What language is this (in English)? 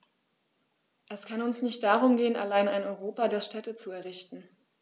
German